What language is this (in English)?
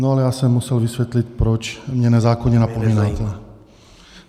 Czech